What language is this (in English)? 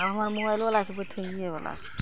Maithili